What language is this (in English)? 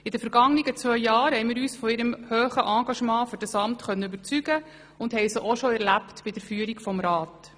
Swiss German